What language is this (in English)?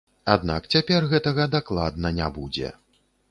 Belarusian